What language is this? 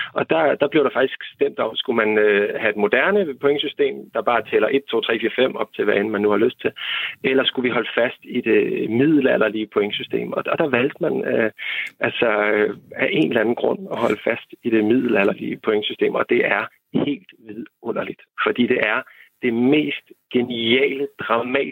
Danish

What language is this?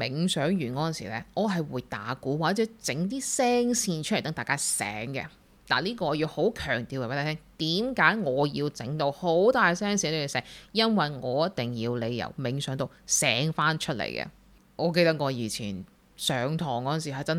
Chinese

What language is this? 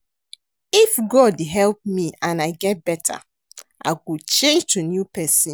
Nigerian Pidgin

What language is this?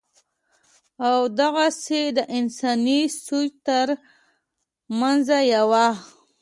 Pashto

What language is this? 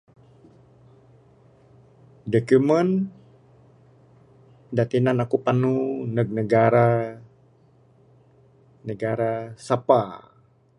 Bukar-Sadung Bidayuh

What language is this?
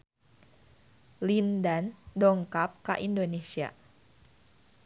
Sundanese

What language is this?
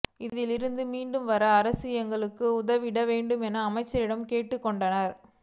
Tamil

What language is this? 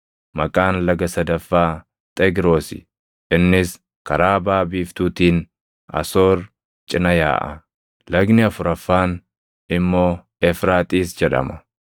Oromo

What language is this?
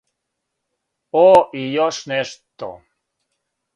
Serbian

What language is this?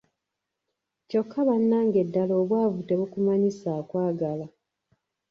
Ganda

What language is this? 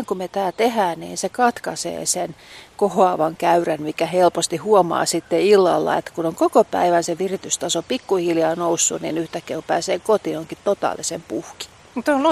Finnish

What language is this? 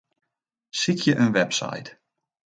Western Frisian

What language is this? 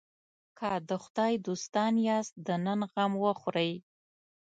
Pashto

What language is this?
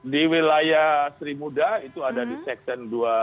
Indonesian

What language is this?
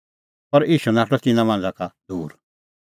Kullu Pahari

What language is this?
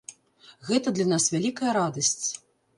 Belarusian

